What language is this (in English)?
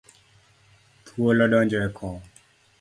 Luo (Kenya and Tanzania)